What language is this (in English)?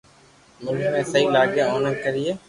Loarki